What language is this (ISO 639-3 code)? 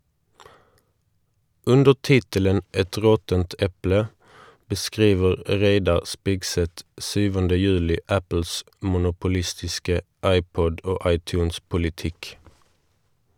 nor